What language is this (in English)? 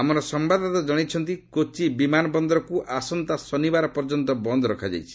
Odia